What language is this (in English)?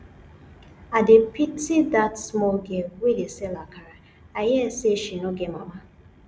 Nigerian Pidgin